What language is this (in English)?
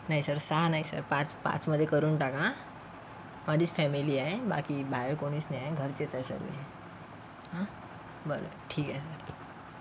Marathi